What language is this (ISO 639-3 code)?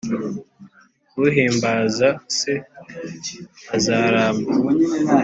kin